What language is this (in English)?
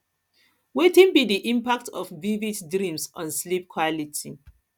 Nigerian Pidgin